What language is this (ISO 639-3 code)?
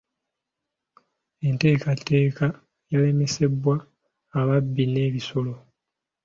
lug